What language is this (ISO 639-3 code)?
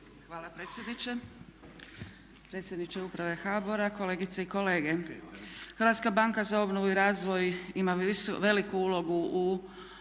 hrv